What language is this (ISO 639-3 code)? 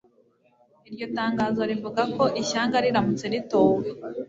kin